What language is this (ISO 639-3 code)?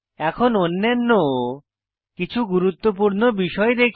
ben